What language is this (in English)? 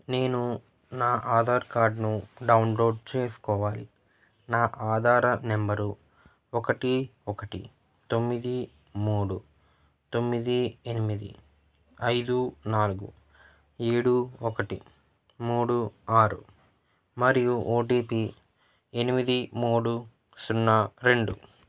Telugu